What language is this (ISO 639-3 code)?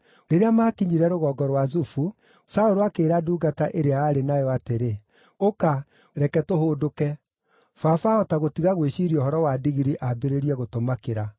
kik